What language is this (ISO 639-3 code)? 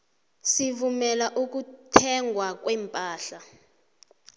nbl